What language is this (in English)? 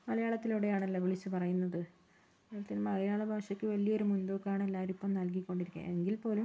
Malayalam